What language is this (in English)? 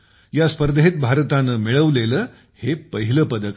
Marathi